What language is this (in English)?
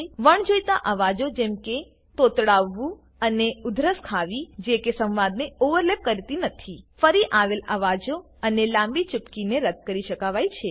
Gujarati